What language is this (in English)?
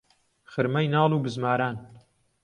Central Kurdish